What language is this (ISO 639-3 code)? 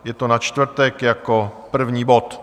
ces